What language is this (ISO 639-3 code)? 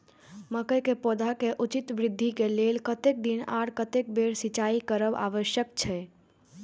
mai